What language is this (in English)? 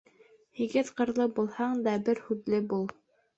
Bashkir